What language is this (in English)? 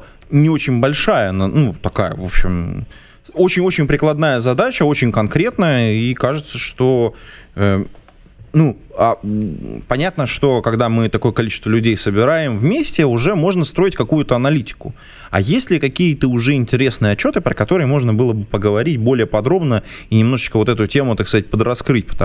Russian